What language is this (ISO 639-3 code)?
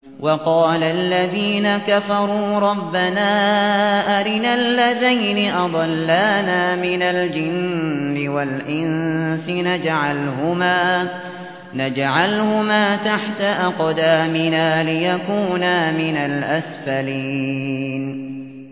ara